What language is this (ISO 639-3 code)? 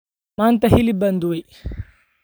som